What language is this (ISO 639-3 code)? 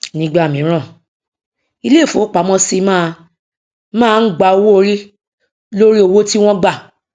yor